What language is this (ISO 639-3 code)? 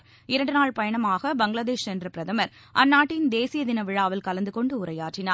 tam